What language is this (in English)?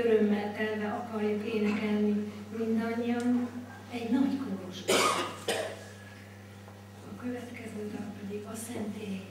Hungarian